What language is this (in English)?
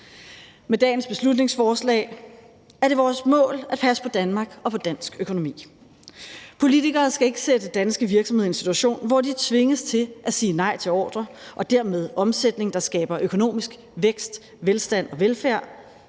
Danish